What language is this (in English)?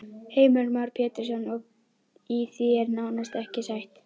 Icelandic